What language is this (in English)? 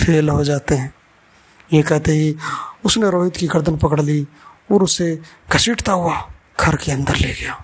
Hindi